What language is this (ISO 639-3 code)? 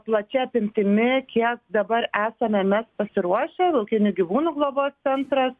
lit